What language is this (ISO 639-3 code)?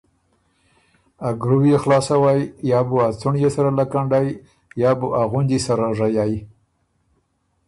oru